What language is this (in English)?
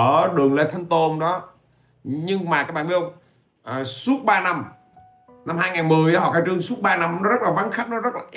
Vietnamese